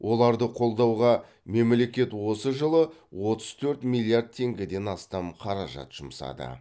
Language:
Kazakh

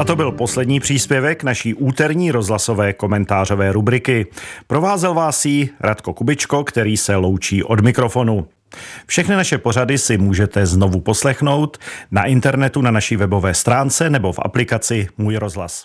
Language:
Czech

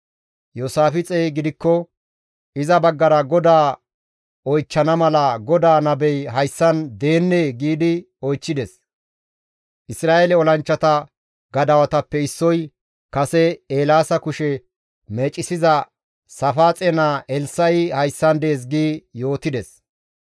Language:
Gamo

